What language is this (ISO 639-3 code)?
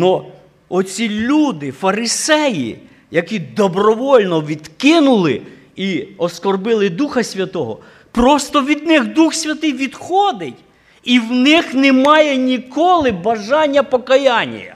ukr